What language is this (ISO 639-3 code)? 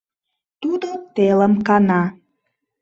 chm